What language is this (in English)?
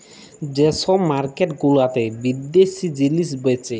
Bangla